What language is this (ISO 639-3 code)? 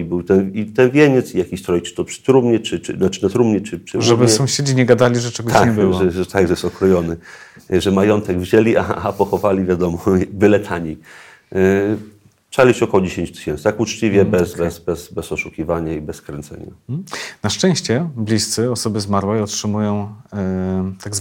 pol